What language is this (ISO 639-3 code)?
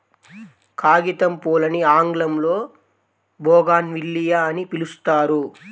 tel